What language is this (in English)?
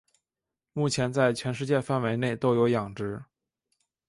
Chinese